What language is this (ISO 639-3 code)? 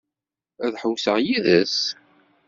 kab